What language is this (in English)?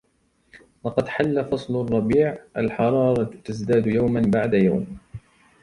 Arabic